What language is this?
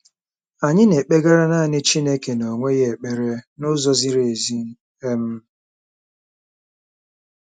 Igbo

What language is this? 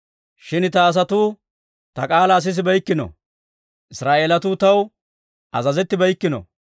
Dawro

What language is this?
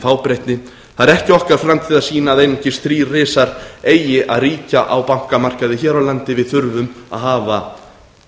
Icelandic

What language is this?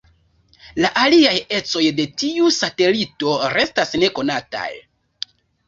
Esperanto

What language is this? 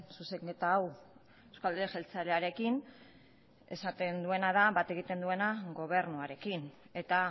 Basque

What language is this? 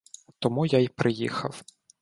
Ukrainian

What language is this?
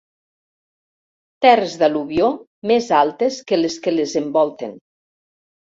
Catalan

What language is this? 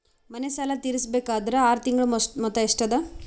Kannada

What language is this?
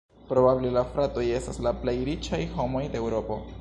Esperanto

